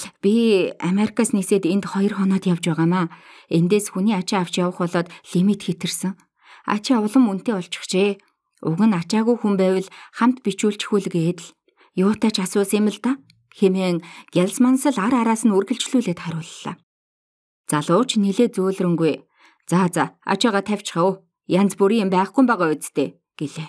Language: Polish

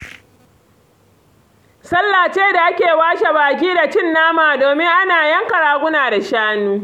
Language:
Hausa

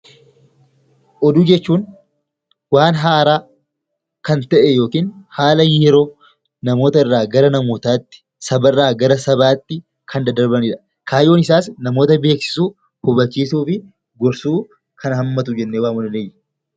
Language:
Oromo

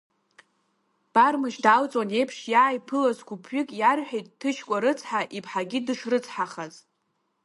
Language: Abkhazian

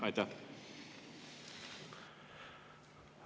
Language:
Estonian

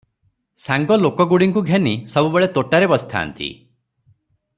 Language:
Odia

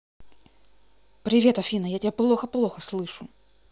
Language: Russian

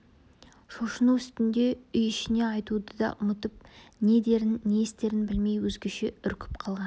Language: Kazakh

